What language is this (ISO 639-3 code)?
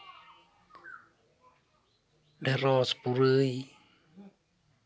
sat